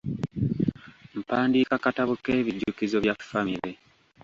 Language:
Ganda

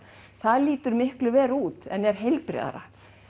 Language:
Icelandic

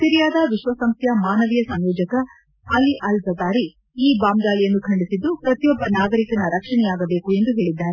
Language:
Kannada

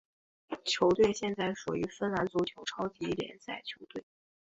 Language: Chinese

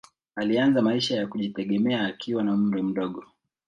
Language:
Swahili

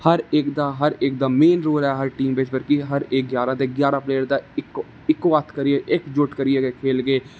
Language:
Dogri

